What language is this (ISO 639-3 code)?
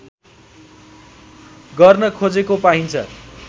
nep